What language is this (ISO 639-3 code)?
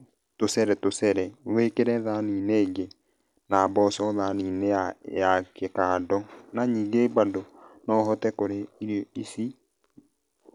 kik